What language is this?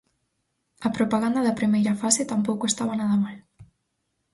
Galician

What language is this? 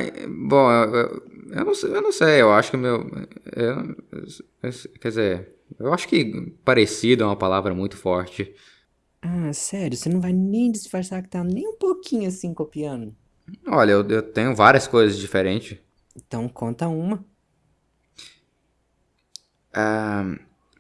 Portuguese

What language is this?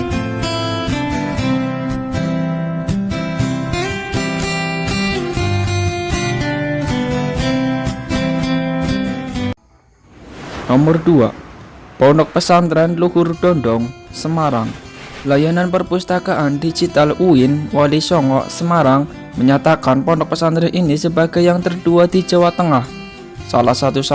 Indonesian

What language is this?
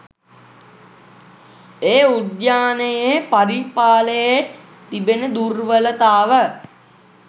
Sinhala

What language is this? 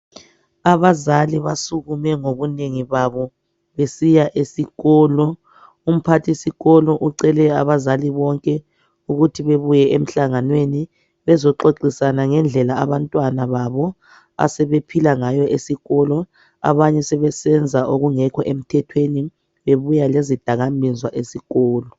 North Ndebele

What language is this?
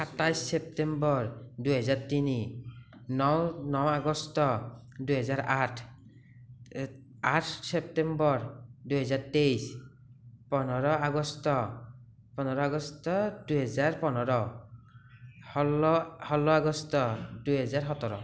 Assamese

